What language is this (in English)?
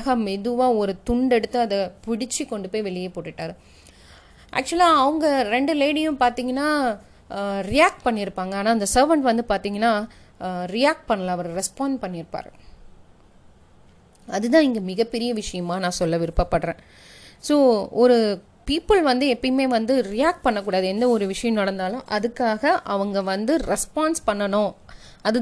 Tamil